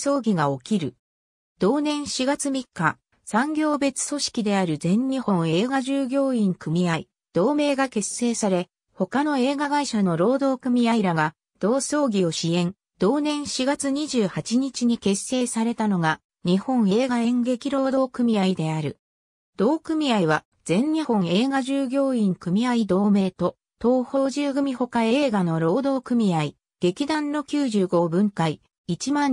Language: Japanese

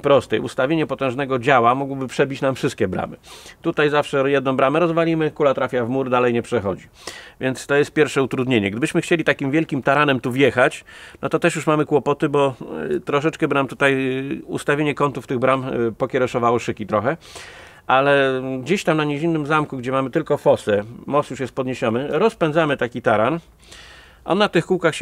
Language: Polish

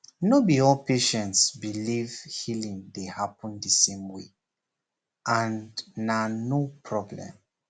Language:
Nigerian Pidgin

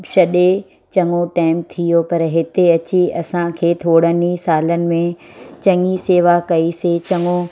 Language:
Sindhi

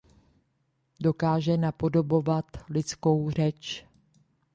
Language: Czech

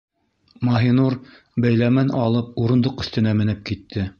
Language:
Bashkir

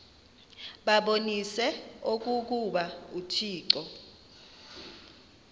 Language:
Xhosa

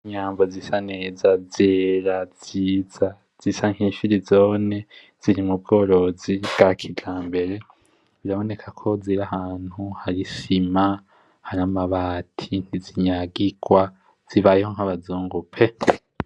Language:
Rundi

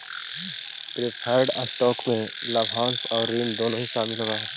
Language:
Magahi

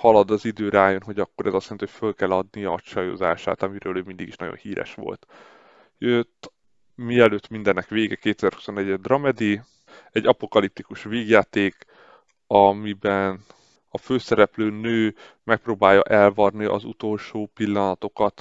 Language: Hungarian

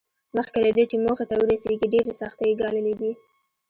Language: Pashto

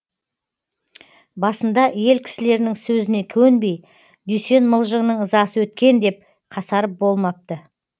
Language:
Kazakh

